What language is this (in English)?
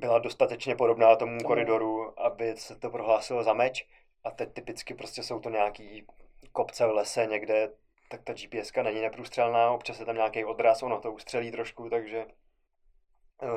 Czech